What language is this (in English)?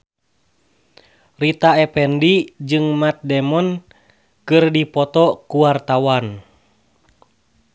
Sundanese